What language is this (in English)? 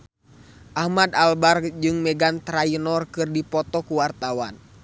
Sundanese